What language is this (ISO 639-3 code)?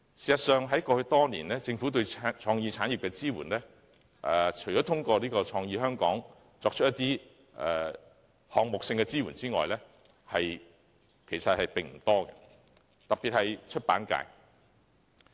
yue